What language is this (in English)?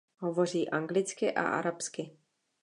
Czech